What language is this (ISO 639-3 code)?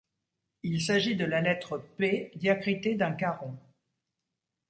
fra